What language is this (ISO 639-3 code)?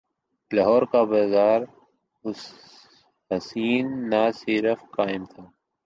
urd